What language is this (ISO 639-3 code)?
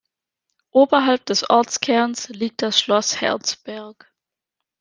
deu